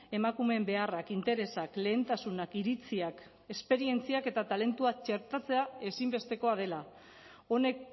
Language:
Basque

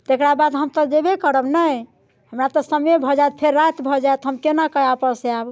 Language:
Maithili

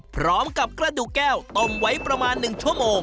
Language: Thai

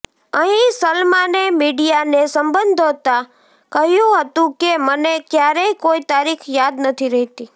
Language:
Gujarati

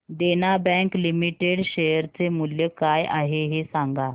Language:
Marathi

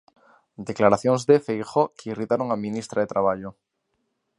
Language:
Galician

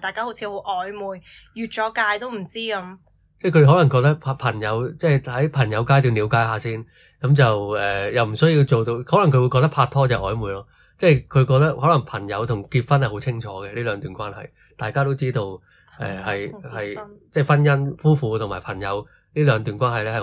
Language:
Chinese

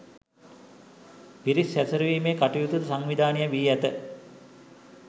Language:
Sinhala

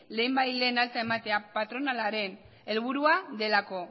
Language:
Basque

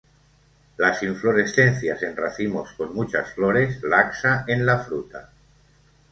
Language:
Spanish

